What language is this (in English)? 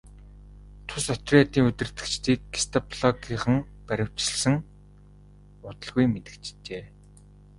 Mongolian